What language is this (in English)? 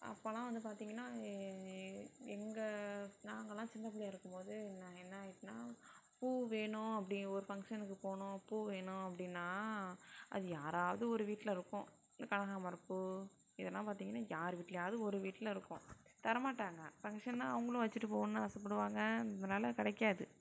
Tamil